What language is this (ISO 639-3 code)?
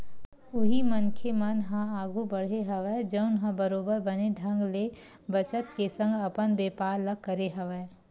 hne